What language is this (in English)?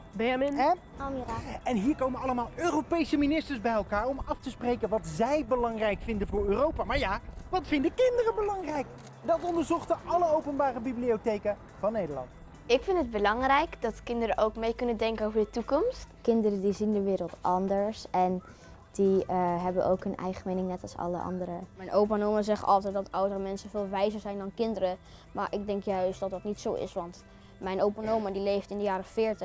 Dutch